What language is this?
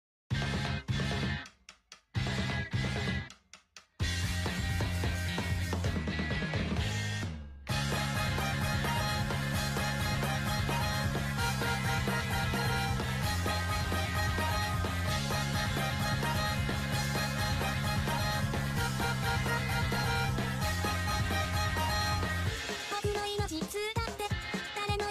Japanese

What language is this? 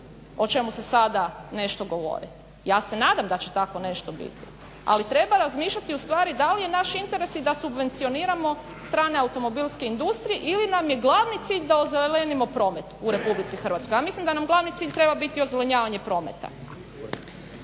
Croatian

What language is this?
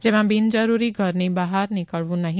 Gujarati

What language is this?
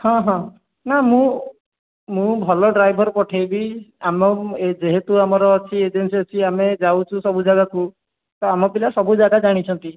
Odia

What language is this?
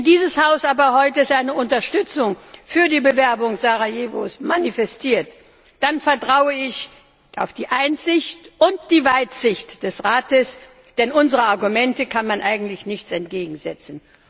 German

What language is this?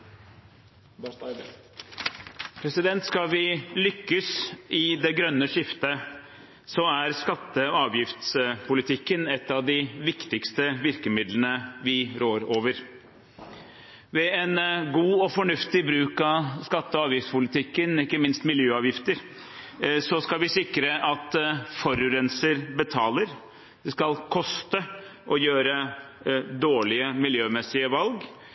Norwegian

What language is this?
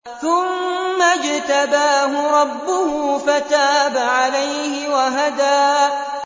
Arabic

